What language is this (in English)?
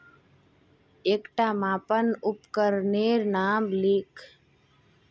Magahi